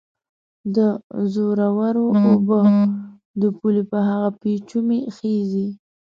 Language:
Pashto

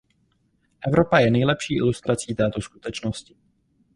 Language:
Czech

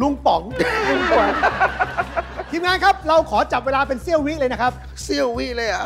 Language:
Thai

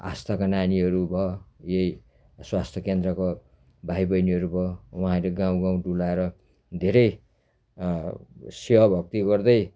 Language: Nepali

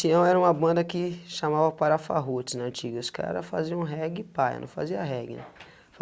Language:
Portuguese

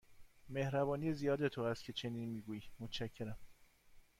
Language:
Persian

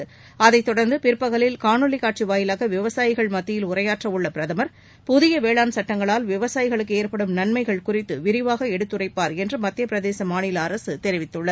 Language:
Tamil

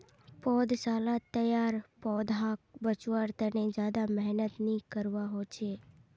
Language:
Magahi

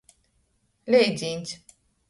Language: Latgalian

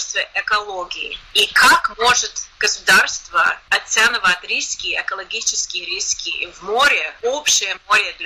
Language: Russian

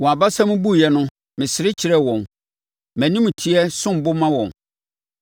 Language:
Akan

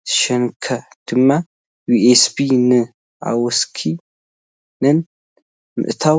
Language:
Tigrinya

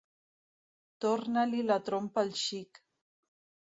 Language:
Catalan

